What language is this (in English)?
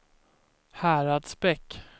Swedish